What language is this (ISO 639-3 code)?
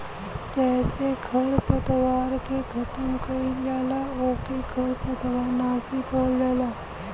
bho